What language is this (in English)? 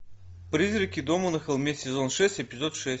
Russian